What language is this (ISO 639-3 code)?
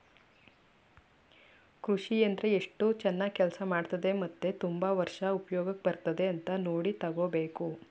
kan